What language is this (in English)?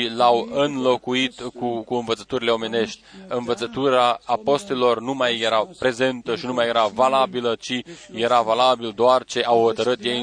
Romanian